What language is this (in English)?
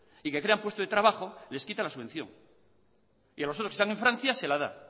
Spanish